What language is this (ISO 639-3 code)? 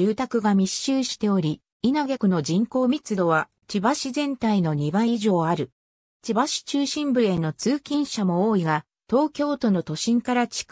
jpn